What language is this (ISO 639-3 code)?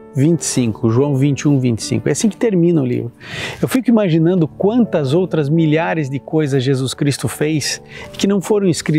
por